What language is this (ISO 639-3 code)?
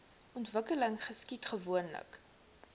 afr